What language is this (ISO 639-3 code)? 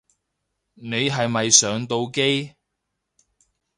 yue